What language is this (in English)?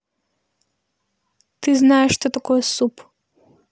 Russian